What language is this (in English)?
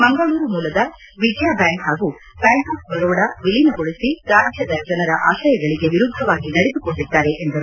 Kannada